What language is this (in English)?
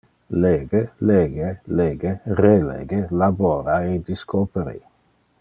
Interlingua